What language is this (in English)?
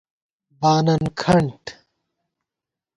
Gawar-Bati